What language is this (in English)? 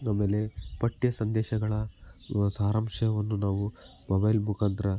Kannada